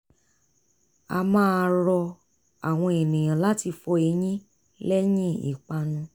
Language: Yoruba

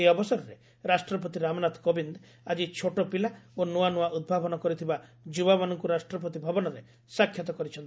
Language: Odia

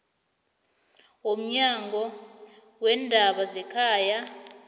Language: South Ndebele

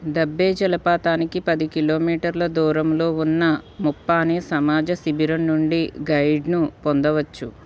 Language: Telugu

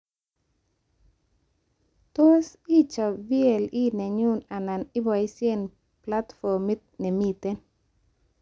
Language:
Kalenjin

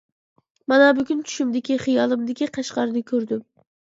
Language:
Uyghur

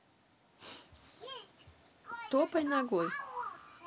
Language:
Russian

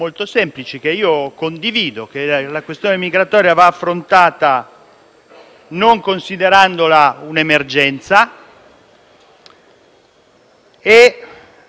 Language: Italian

